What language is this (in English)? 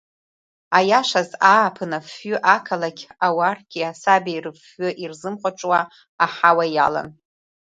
Abkhazian